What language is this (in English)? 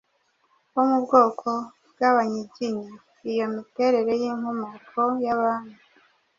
Kinyarwanda